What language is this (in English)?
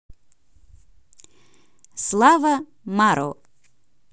Russian